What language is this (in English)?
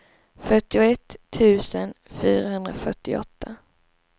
Swedish